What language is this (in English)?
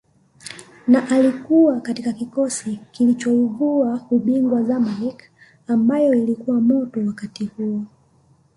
Swahili